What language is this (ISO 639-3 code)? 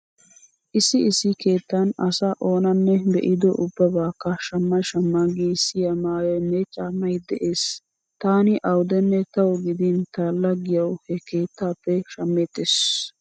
wal